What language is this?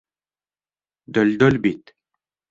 Bashkir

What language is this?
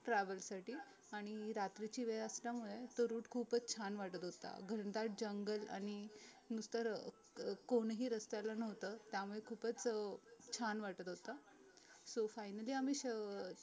Marathi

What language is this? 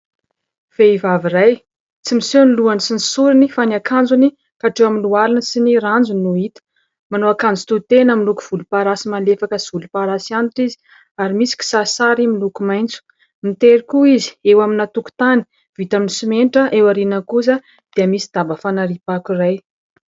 Malagasy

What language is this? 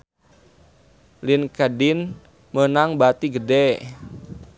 Sundanese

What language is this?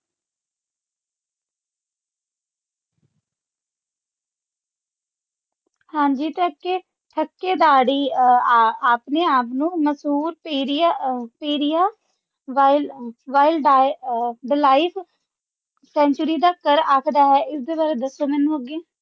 Punjabi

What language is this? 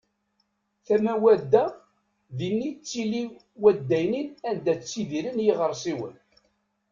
Kabyle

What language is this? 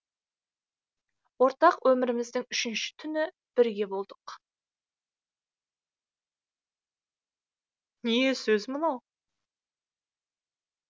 Kazakh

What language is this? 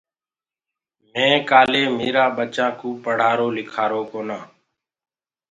Gurgula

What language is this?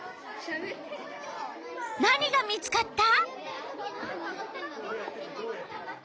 Japanese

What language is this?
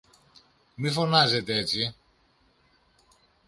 Greek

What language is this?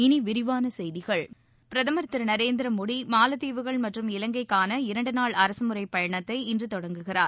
Tamil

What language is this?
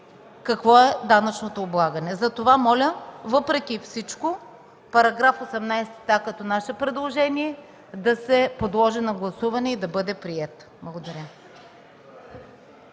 Bulgarian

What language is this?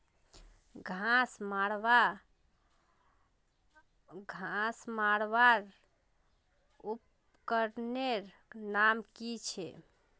Magahi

